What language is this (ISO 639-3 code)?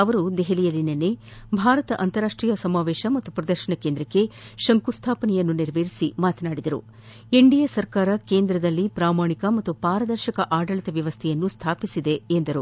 kan